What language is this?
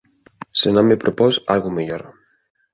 Galician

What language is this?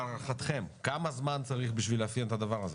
Hebrew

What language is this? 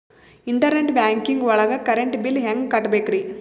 Kannada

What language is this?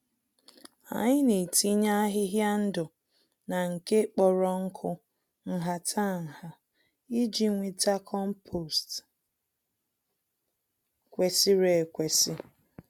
Igbo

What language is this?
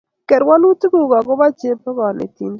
Kalenjin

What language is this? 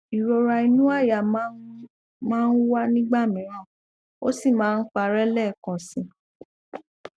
Yoruba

